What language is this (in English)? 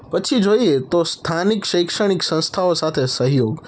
Gujarati